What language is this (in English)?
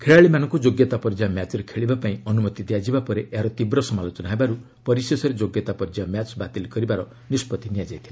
Odia